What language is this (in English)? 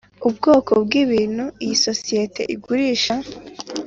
Kinyarwanda